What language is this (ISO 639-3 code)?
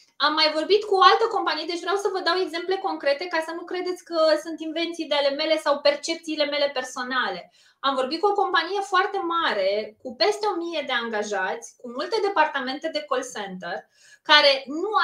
ron